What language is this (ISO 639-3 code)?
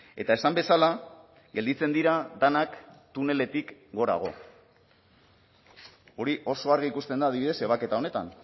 eus